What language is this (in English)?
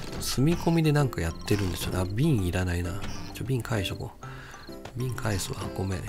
Japanese